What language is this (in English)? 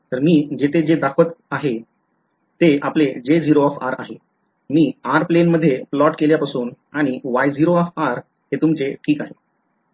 Marathi